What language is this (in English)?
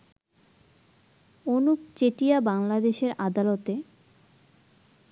Bangla